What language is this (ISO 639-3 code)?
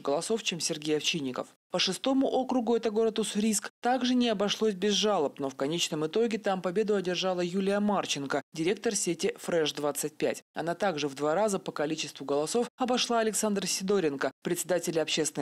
rus